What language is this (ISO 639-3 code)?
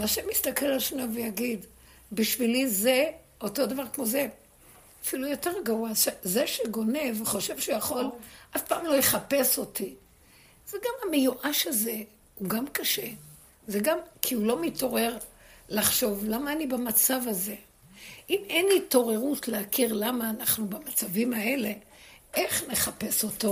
heb